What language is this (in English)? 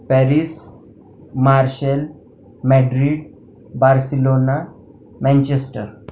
Marathi